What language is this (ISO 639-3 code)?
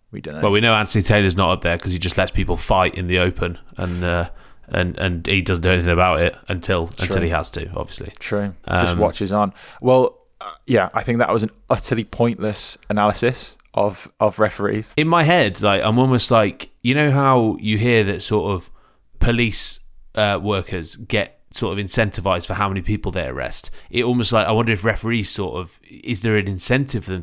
eng